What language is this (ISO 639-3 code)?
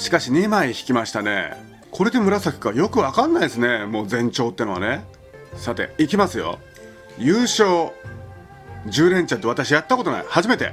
jpn